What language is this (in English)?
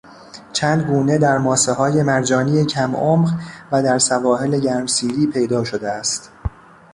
Persian